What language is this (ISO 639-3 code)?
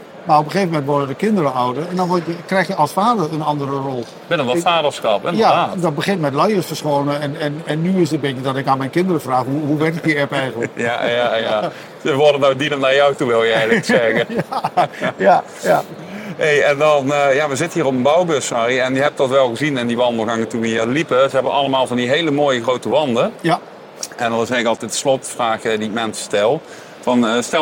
nld